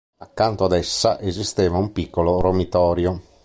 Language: Italian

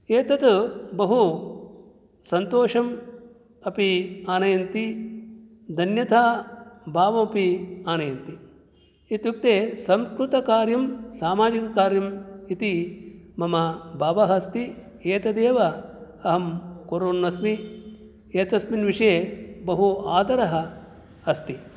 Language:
Sanskrit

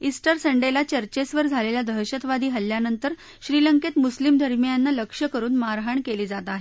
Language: Marathi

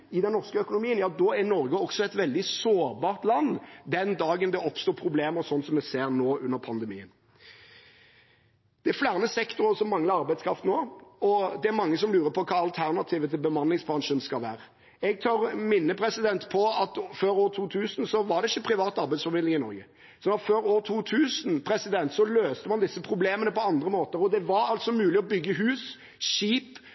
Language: Norwegian Bokmål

